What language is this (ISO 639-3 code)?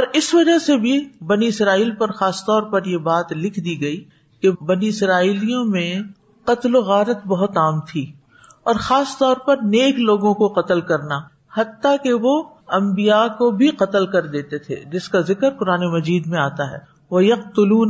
urd